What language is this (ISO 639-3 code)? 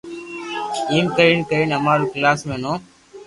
lrk